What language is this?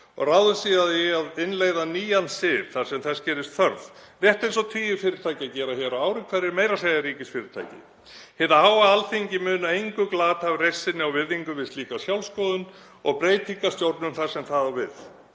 Icelandic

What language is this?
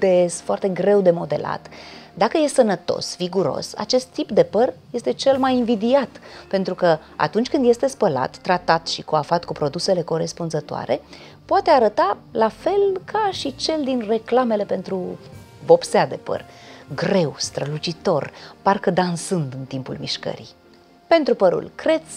Romanian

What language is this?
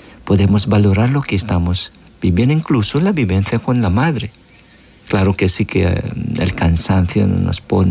Spanish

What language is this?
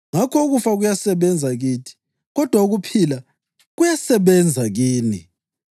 North Ndebele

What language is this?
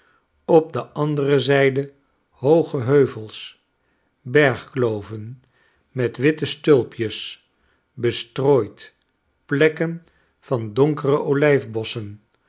Dutch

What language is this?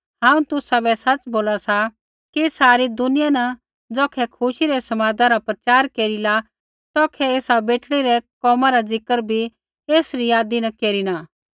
Kullu Pahari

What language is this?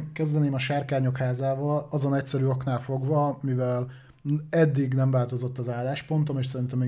Hungarian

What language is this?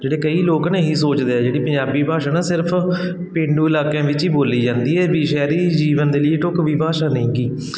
Punjabi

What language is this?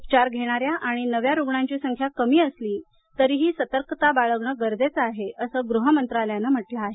Marathi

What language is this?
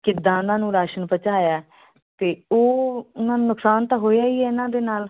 Punjabi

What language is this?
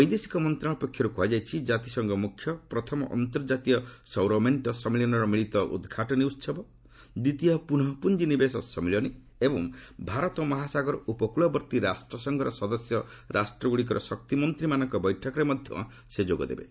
Odia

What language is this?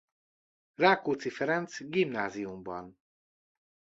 Hungarian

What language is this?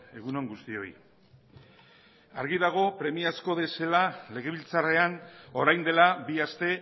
Basque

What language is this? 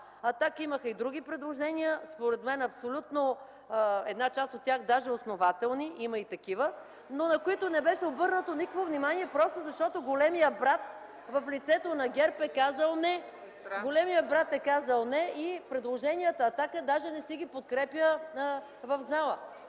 Bulgarian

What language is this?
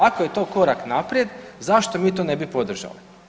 Croatian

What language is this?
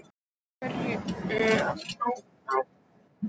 Icelandic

